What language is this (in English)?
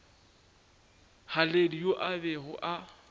Northern Sotho